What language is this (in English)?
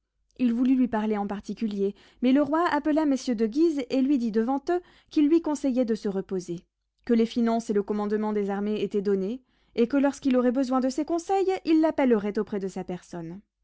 French